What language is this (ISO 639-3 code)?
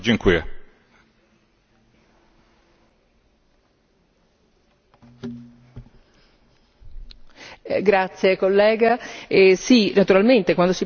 ita